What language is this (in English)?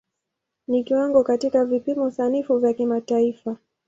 Swahili